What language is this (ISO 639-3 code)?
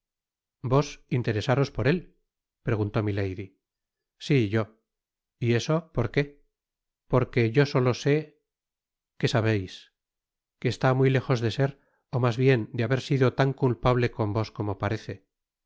spa